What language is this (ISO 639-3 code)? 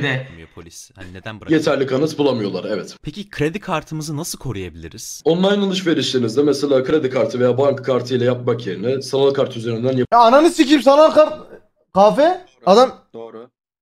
tur